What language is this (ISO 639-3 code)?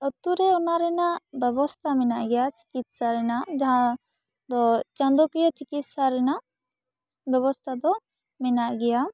sat